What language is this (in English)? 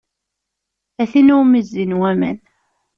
Kabyle